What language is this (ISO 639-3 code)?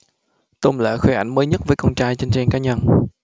vie